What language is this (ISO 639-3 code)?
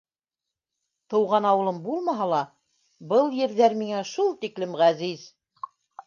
bak